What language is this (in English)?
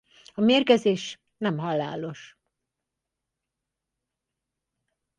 Hungarian